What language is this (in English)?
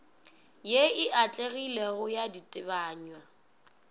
Northern Sotho